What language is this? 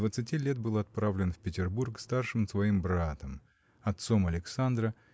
Russian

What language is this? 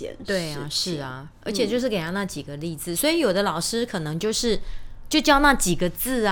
Chinese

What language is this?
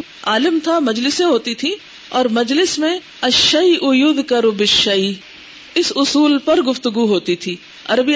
Urdu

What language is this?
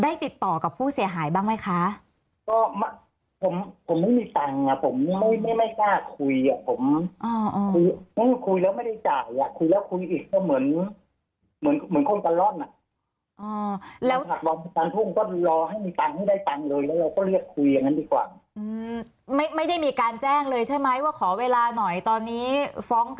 Thai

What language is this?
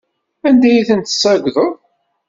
Kabyle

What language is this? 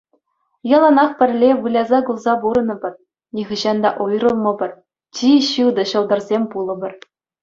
Chuvash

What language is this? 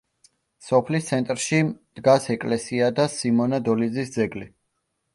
Georgian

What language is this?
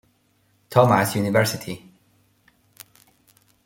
Spanish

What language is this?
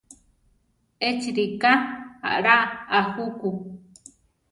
Central Tarahumara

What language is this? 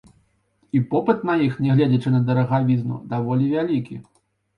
Belarusian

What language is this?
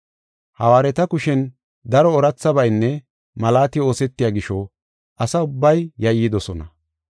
Gofa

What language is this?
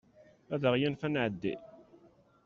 Kabyle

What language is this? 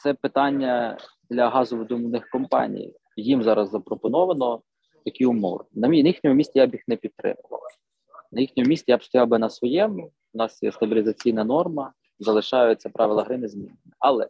Ukrainian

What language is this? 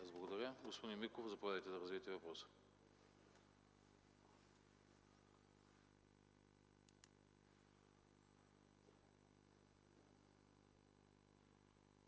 Bulgarian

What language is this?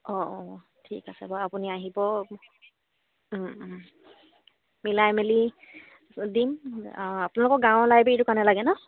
Assamese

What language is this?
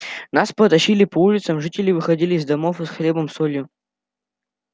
Russian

